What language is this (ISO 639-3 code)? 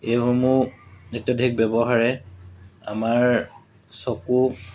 asm